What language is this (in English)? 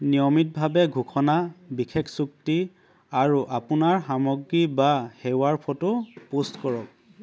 Assamese